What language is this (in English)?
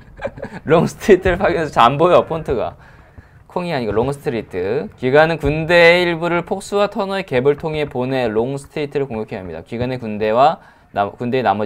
Korean